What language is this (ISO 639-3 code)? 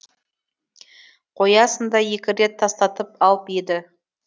kaz